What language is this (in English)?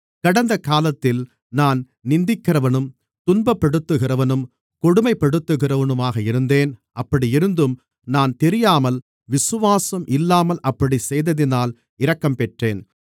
Tamil